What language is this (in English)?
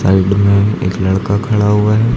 Hindi